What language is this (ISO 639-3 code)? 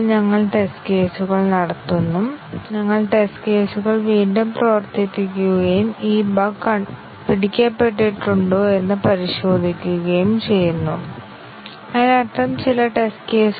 mal